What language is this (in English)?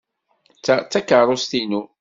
Kabyle